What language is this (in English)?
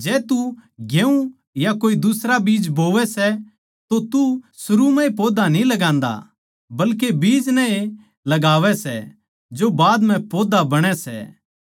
Haryanvi